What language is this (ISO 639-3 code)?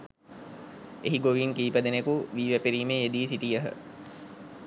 sin